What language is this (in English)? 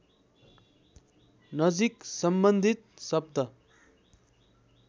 Nepali